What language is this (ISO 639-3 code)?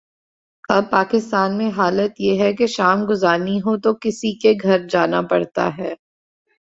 urd